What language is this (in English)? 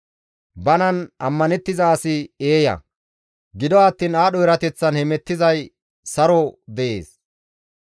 Gamo